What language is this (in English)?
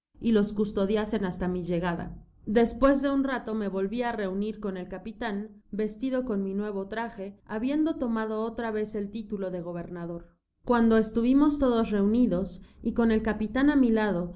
Spanish